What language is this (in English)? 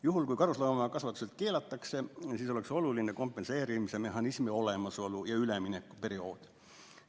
Estonian